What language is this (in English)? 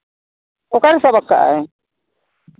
Santali